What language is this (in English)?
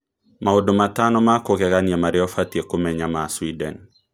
Kikuyu